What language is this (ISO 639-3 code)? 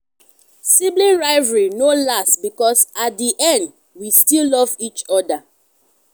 pcm